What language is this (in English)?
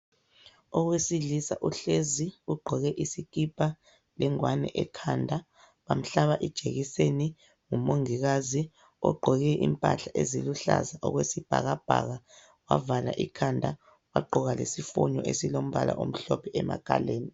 North Ndebele